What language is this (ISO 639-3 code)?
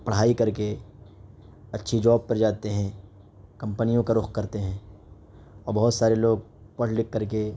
urd